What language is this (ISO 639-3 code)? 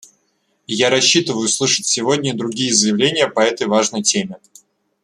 rus